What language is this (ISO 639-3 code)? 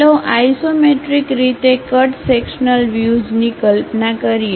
guj